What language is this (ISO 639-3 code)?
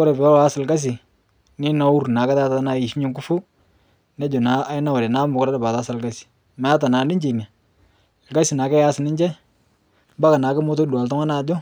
mas